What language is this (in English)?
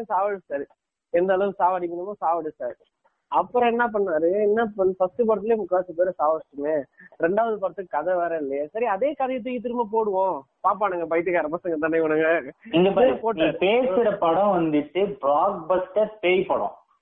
Tamil